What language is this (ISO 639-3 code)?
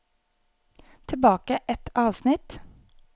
nor